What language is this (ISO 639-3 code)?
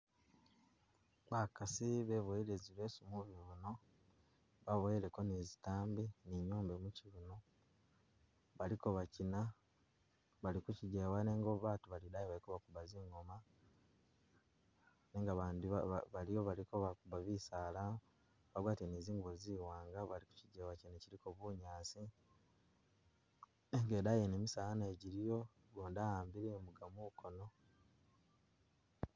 myx